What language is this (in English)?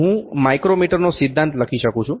Gujarati